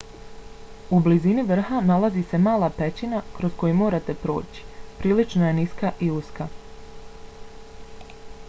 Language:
Bosnian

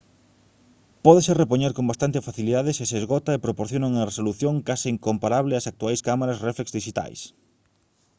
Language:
Galician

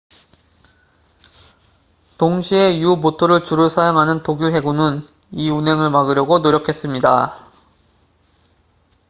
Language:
Korean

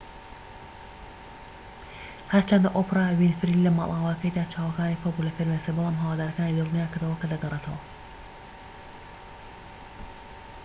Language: Central Kurdish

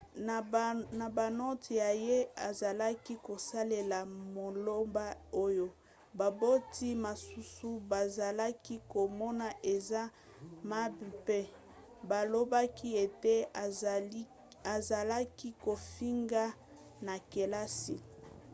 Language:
Lingala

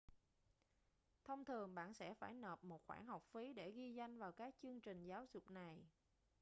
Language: Vietnamese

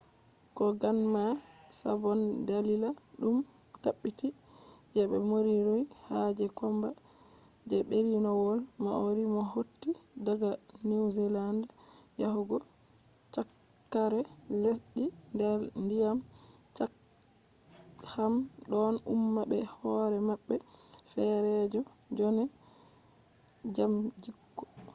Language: Fula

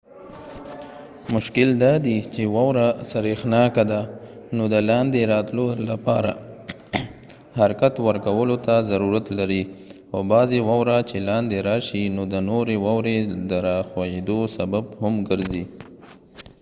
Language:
Pashto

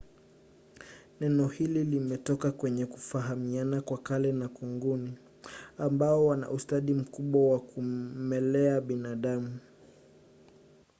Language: Swahili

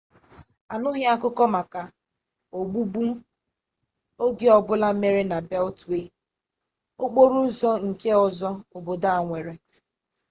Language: Igbo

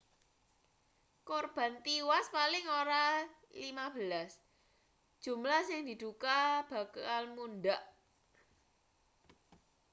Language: Javanese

